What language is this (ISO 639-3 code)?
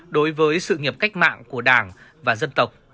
vie